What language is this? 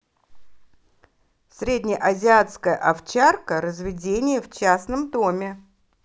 Russian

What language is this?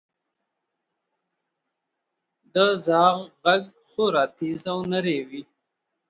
Pashto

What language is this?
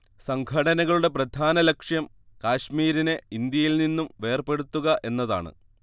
Malayalam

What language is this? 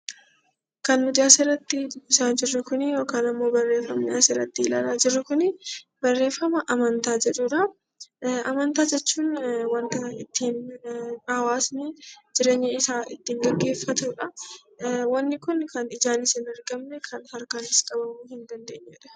Oromo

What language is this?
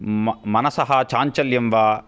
Sanskrit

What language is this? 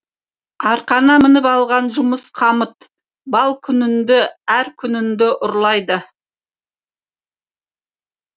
Kazakh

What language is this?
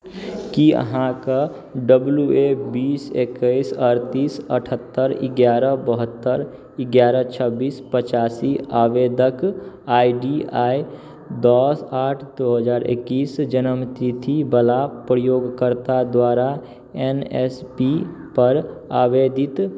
Maithili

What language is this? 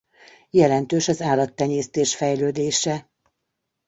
Hungarian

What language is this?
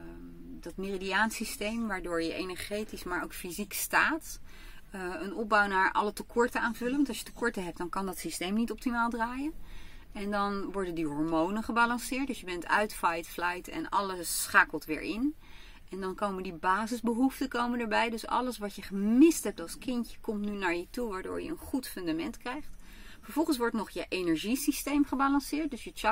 Dutch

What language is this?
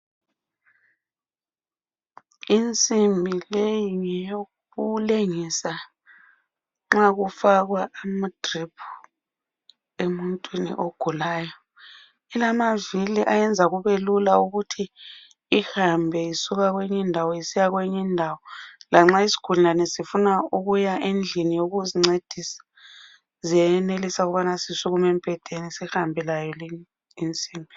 North Ndebele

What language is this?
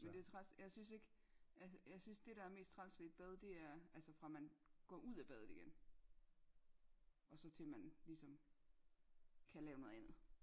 Danish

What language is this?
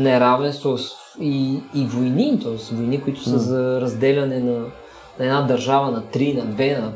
Bulgarian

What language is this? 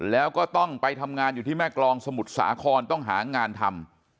Thai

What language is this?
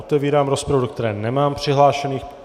Czech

